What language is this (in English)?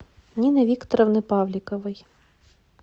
Russian